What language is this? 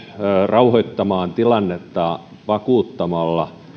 Finnish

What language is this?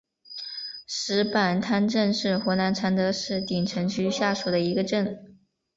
Chinese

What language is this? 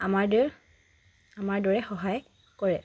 Assamese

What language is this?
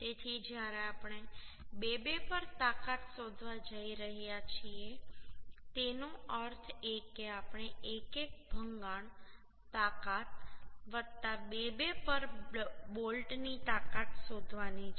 Gujarati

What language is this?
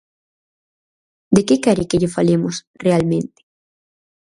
Galician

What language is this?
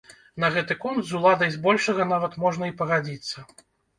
Belarusian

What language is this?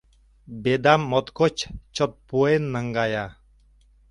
Mari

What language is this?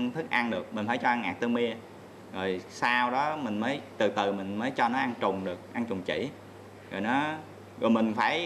Vietnamese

